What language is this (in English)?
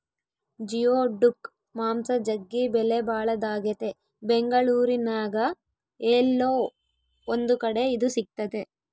Kannada